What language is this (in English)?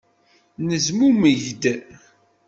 Kabyle